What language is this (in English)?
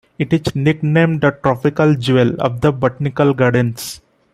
English